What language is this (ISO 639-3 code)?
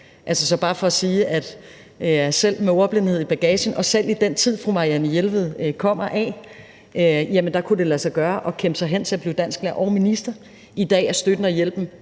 dan